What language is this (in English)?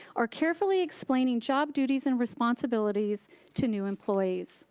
English